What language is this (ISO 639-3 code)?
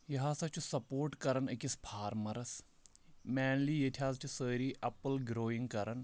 kas